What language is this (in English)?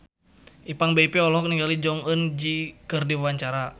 Sundanese